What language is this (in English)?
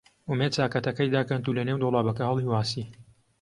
Central Kurdish